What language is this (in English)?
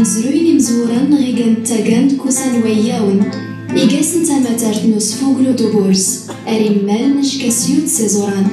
Arabic